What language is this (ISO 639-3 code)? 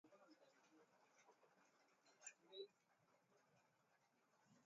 swa